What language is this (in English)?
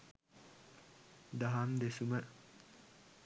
Sinhala